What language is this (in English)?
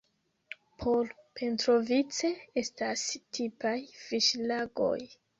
Esperanto